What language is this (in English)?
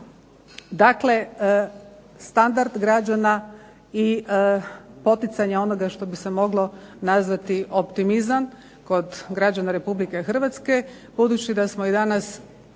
Croatian